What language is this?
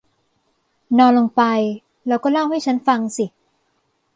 Thai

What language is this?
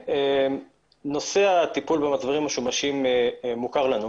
Hebrew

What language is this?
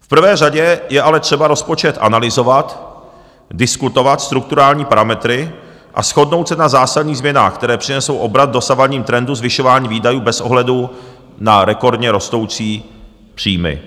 Czech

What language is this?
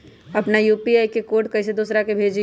Magahi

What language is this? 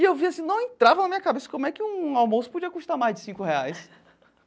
Portuguese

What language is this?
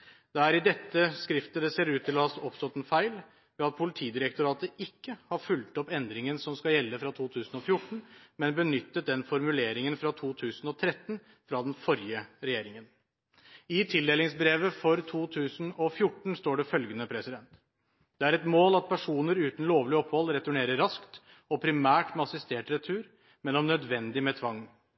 Norwegian Bokmål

